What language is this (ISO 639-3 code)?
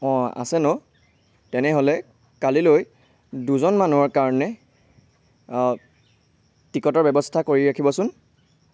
asm